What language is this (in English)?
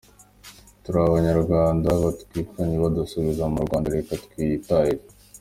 Kinyarwanda